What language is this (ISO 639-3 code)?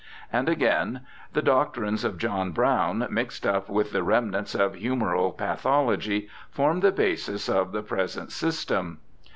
eng